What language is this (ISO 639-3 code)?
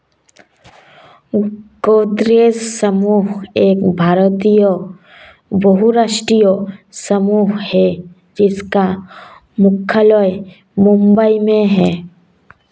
hin